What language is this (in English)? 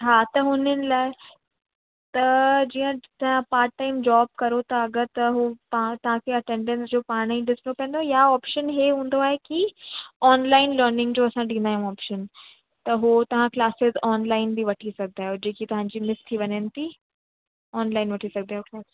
Sindhi